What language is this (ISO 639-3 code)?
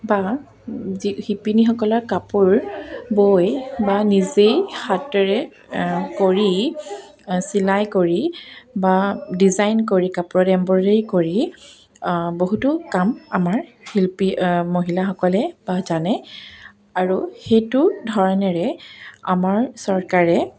asm